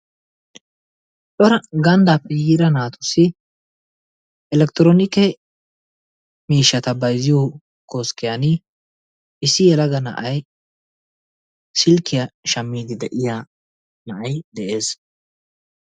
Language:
Wolaytta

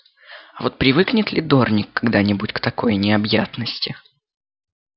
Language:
Russian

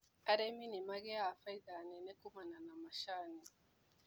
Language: Kikuyu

